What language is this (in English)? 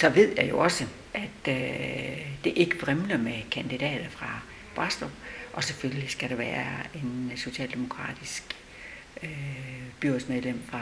Danish